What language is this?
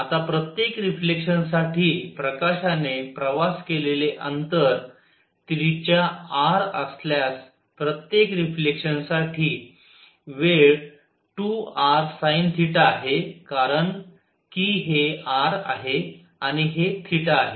Marathi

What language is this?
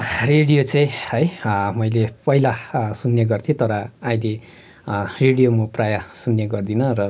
Nepali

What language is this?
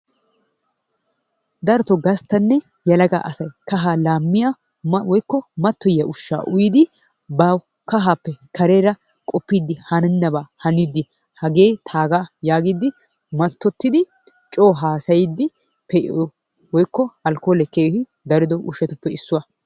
Wolaytta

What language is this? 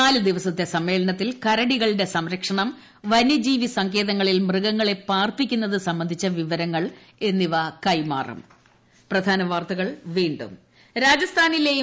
Malayalam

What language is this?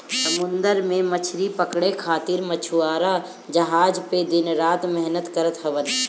Bhojpuri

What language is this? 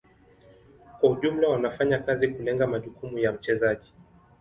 Swahili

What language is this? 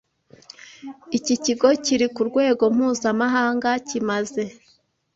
Kinyarwanda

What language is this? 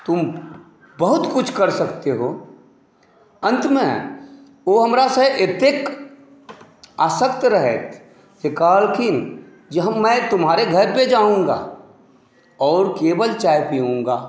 Maithili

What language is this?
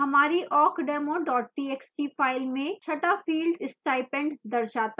Hindi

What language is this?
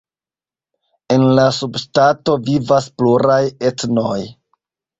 Esperanto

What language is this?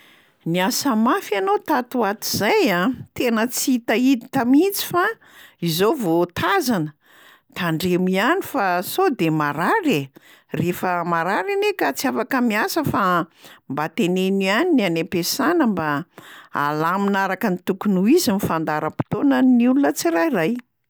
Malagasy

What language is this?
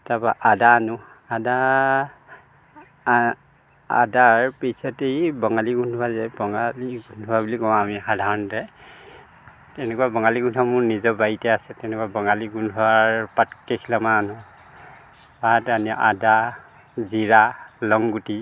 Assamese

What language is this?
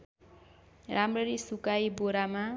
Nepali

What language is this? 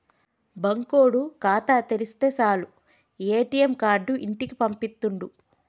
Telugu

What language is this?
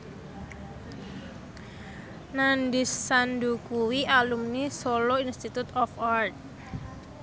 Javanese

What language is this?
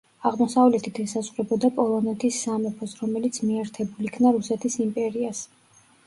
Georgian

